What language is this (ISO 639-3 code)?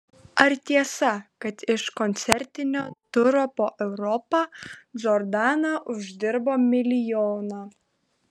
lit